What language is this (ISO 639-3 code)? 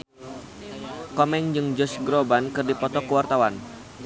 sun